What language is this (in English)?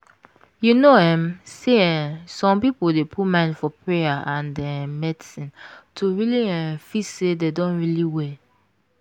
Nigerian Pidgin